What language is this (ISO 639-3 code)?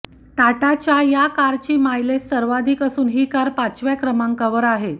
mar